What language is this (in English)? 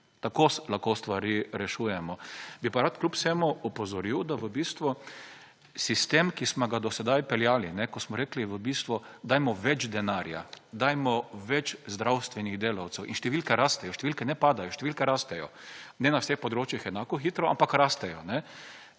Slovenian